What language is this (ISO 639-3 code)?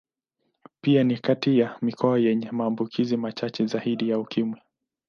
swa